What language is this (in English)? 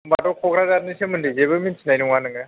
Bodo